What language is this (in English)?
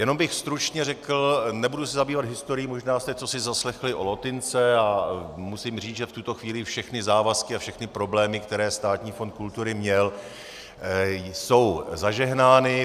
Czech